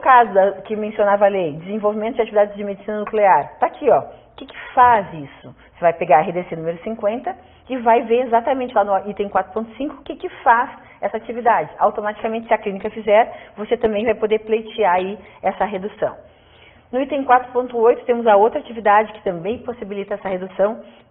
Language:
Portuguese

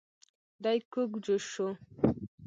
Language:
Pashto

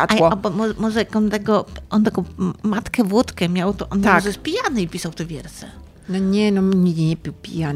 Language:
Polish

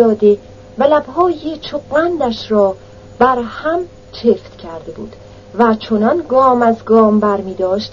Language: Persian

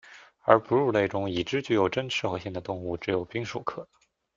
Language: Chinese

